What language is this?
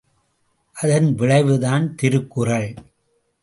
Tamil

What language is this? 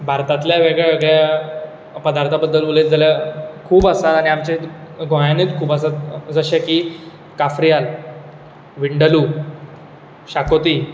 Konkani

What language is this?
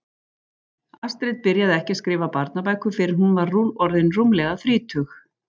Icelandic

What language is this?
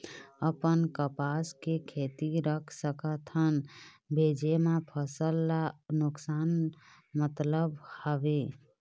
Chhattisgarhi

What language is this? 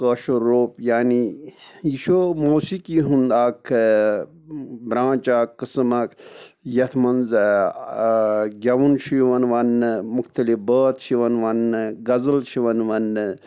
Kashmiri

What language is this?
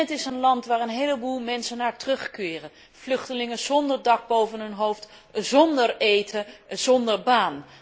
Dutch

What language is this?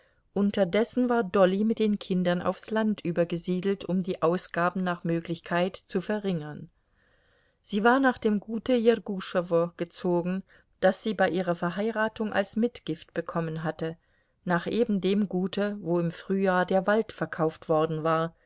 German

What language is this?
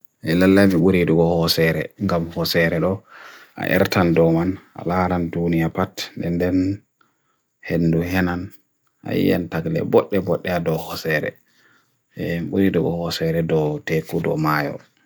Bagirmi Fulfulde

